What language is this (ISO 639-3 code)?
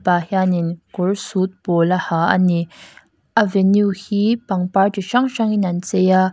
lus